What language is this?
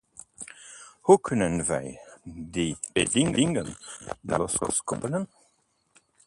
Dutch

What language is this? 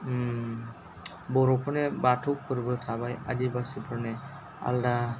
Bodo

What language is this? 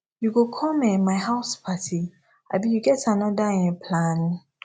Nigerian Pidgin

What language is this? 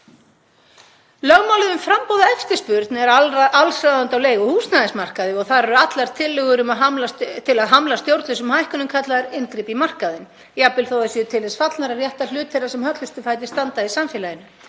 Icelandic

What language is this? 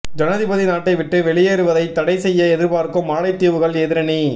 Tamil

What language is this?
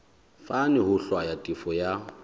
Southern Sotho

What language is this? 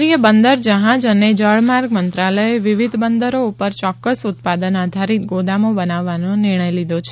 Gujarati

